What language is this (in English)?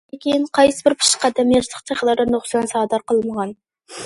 Uyghur